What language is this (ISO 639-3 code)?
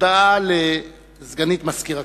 heb